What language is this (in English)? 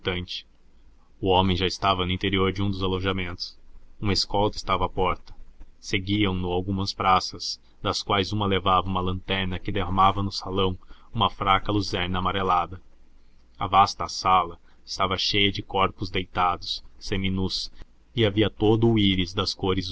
Portuguese